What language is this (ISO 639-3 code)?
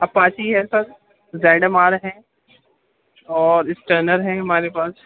urd